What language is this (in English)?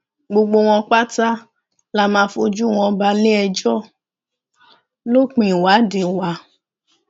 Yoruba